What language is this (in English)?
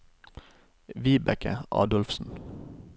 Norwegian